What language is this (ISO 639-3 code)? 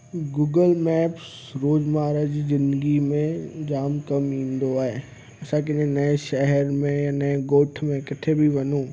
snd